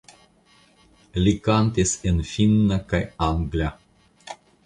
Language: Esperanto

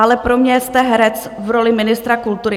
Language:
Czech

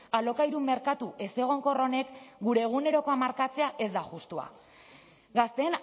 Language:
Basque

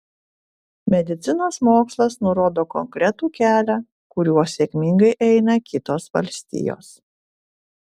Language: Lithuanian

